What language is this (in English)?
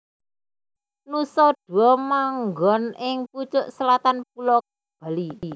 Javanese